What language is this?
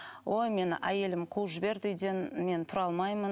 Kazakh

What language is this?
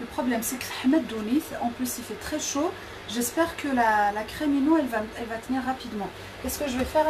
French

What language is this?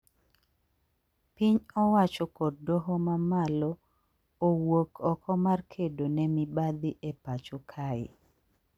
Luo (Kenya and Tanzania)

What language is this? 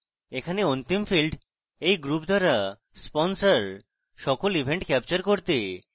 Bangla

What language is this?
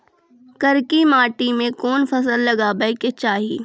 Maithili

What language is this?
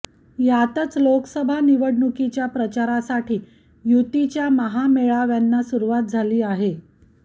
Marathi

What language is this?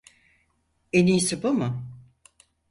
Turkish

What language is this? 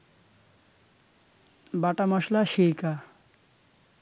Bangla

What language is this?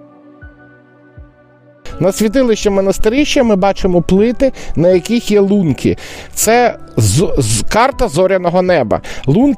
Ukrainian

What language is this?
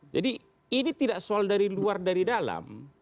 Indonesian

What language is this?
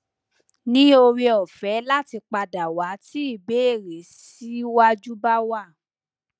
Yoruba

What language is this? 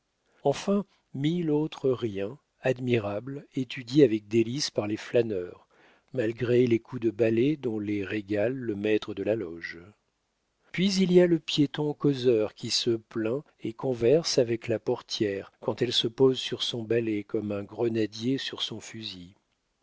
French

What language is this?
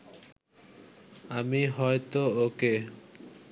Bangla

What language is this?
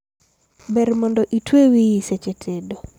Luo (Kenya and Tanzania)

